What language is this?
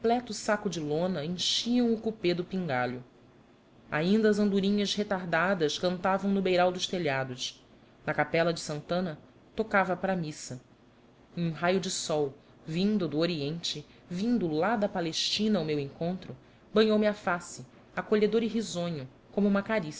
Portuguese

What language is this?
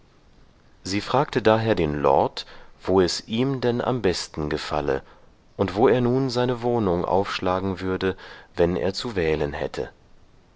German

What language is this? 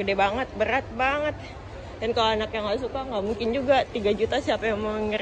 Indonesian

